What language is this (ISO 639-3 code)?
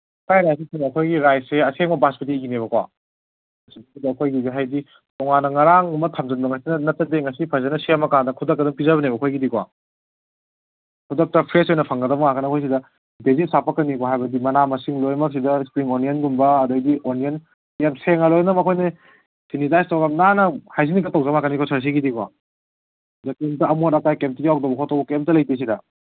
mni